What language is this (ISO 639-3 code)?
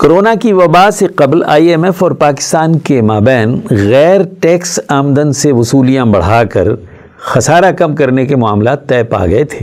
urd